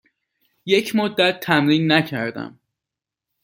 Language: Persian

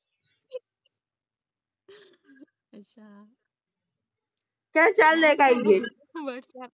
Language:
Punjabi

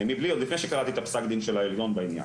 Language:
Hebrew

